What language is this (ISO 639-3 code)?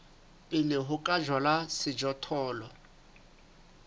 sot